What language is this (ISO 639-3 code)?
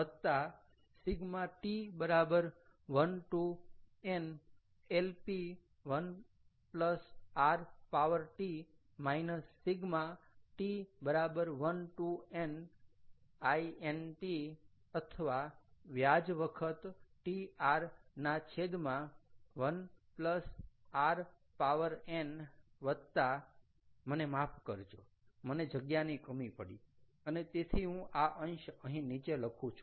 guj